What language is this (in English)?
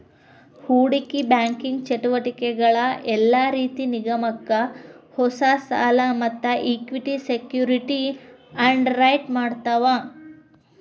Kannada